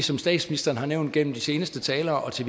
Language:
Danish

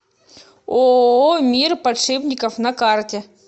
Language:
Russian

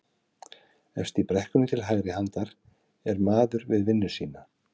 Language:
Icelandic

